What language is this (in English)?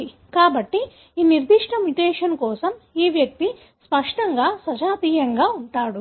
Telugu